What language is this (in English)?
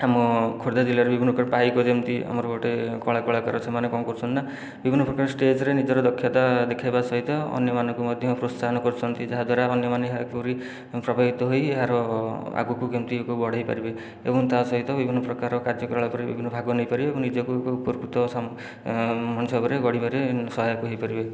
Odia